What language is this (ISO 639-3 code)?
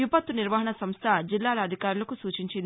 tel